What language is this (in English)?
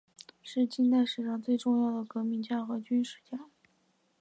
Chinese